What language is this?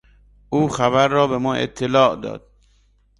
Persian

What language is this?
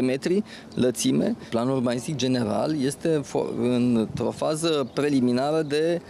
Romanian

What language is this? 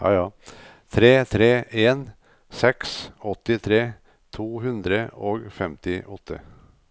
Norwegian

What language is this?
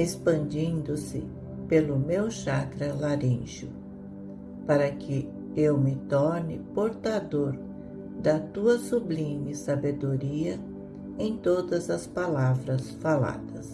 Portuguese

